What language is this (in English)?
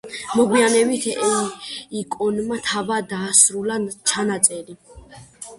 Georgian